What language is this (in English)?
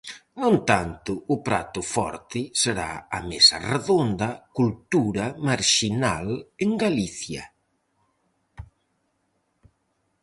Galician